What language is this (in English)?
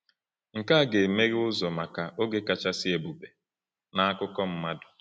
Igbo